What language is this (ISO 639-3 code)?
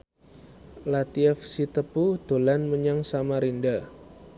jav